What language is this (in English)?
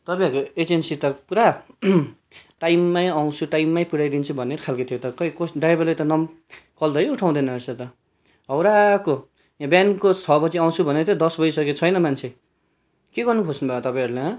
Nepali